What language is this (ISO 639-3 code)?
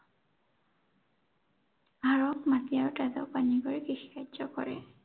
asm